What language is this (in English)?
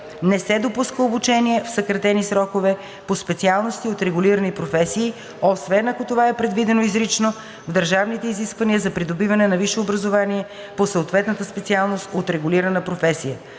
Bulgarian